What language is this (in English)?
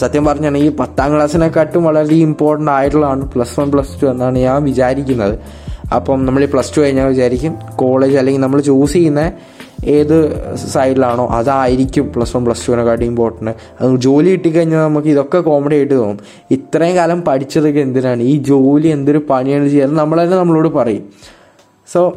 Malayalam